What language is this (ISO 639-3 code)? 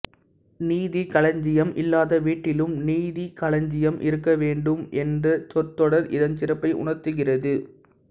tam